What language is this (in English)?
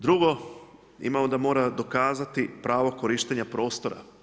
Croatian